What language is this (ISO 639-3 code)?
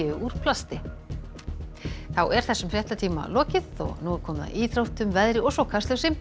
isl